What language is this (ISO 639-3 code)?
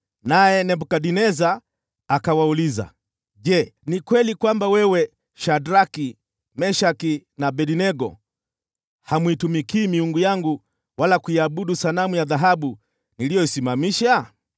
swa